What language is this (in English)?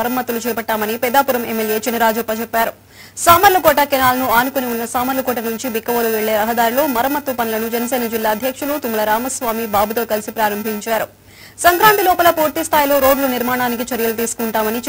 Romanian